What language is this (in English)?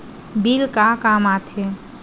Chhattisgarhi